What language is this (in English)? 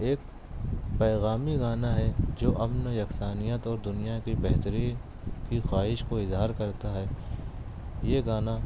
Urdu